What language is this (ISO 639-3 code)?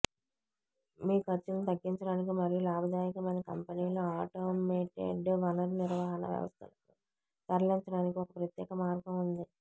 tel